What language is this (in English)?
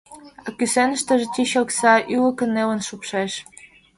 Mari